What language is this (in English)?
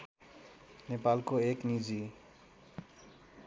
Nepali